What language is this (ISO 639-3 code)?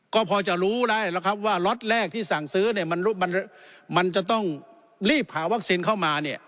tha